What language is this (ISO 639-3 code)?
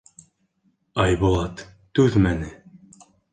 bak